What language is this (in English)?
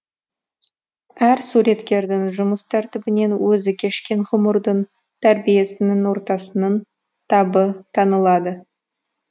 Kazakh